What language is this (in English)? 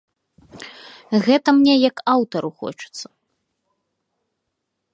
Belarusian